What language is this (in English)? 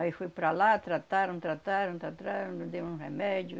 Portuguese